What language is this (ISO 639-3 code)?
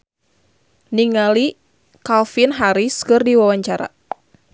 sun